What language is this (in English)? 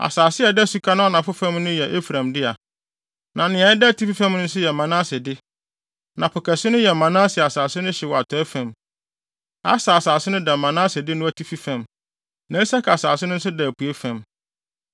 Akan